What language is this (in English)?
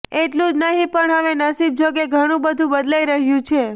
Gujarati